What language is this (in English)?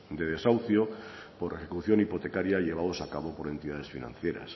Spanish